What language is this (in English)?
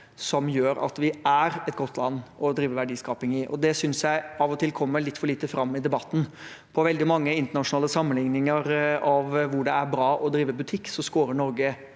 Norwegian